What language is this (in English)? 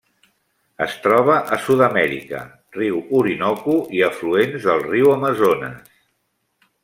Catalan